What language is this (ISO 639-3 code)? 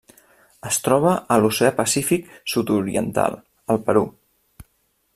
cat